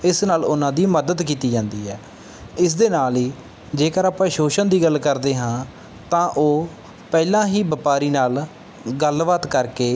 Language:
Punjabi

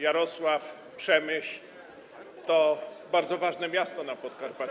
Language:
Polish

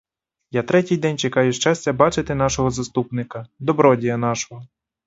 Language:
Ukrainian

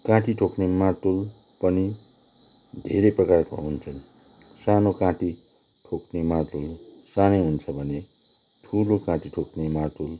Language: Nepali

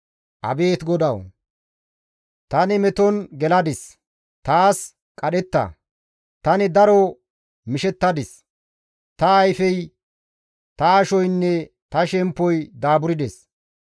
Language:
Gamo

